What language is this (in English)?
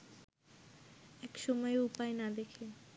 Bangla